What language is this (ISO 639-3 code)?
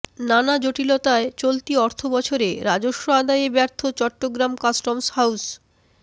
ben